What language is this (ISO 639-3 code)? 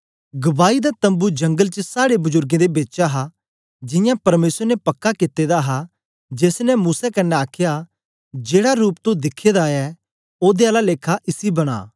doi